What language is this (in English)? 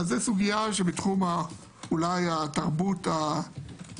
Hebrew